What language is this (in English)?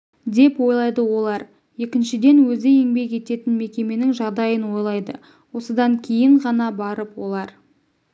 Kazakh